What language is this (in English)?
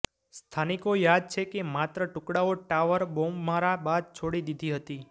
Gujarati